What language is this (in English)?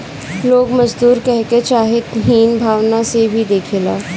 Bhojpuri